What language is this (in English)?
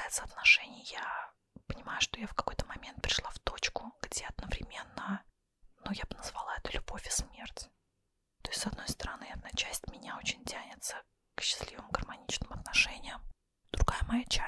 Russian